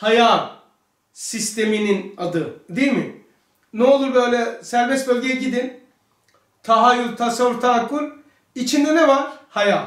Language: Turkish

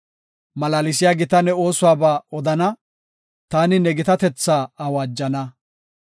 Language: Gofa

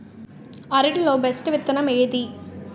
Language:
Telugu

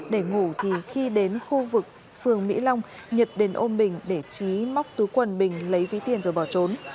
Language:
Vietnamese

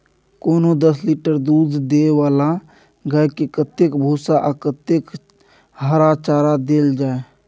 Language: Maithili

